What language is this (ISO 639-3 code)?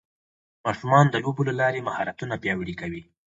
pus